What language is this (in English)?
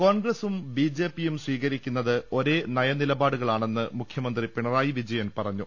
Malayalam